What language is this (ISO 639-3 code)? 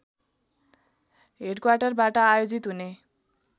nep